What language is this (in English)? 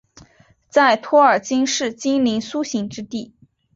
Chinese